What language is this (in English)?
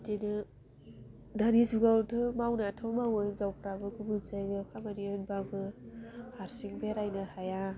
Bodo